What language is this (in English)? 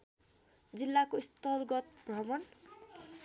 Nepali